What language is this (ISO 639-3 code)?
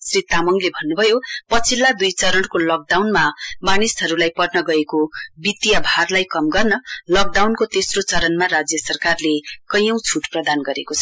nep